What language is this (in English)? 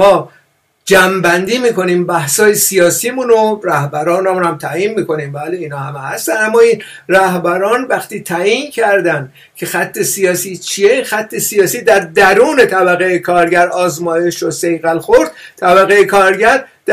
Persian